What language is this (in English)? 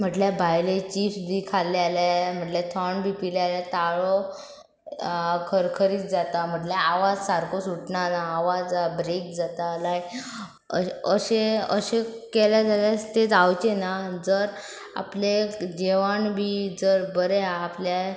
Konkani